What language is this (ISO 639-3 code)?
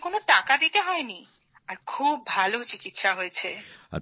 ben